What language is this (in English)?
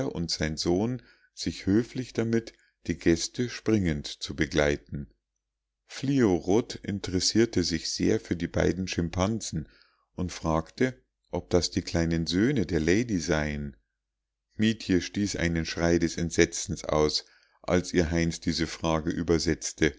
German